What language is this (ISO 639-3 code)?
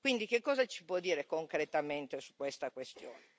ita